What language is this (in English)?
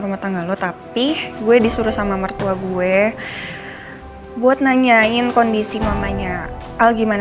Indonesian